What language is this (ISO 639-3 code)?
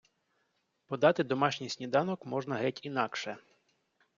ukr